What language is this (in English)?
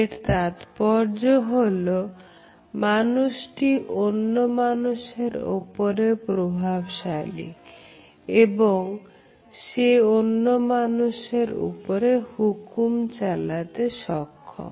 Bangla